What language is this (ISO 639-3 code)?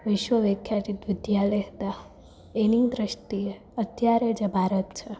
guj